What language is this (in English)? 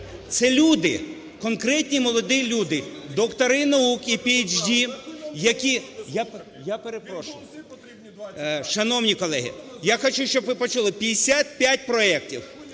Ukrainian